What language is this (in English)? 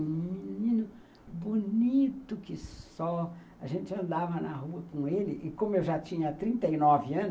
Portuguese